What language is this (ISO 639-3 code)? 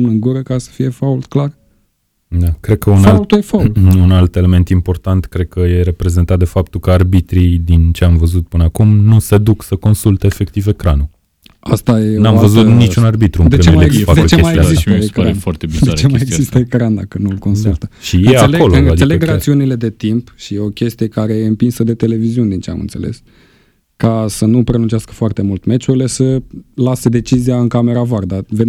ron